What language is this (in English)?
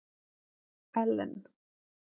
Icelandic